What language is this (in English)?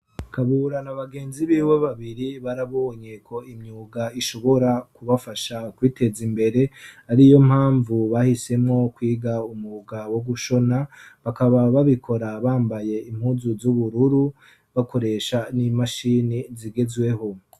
Rundi